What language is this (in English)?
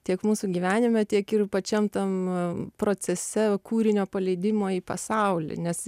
Lithuanian